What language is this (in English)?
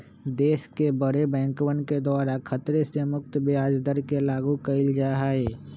Magahi